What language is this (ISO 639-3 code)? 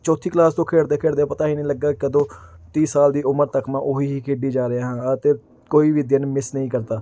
pan